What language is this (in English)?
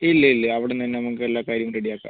Malayalam